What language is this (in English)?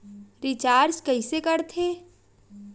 Chhattisgarhi